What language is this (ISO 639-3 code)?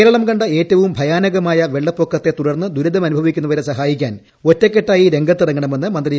mal